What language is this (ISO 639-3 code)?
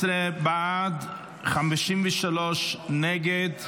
heb